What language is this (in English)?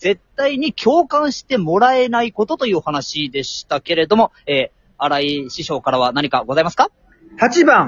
Japanese